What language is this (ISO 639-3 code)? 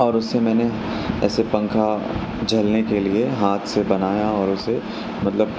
urd